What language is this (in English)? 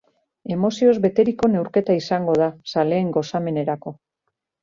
Basque